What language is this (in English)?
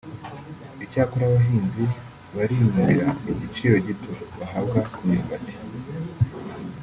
Kinyarwanda